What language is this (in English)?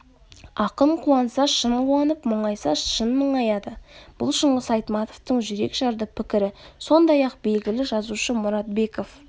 Kazakh